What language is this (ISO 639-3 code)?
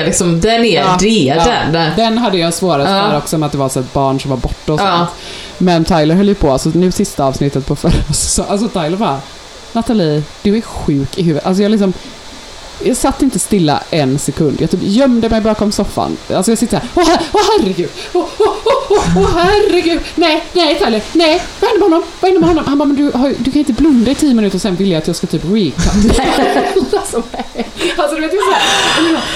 swe